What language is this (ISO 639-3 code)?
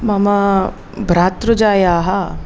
san